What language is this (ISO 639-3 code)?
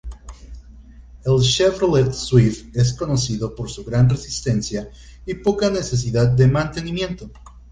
spa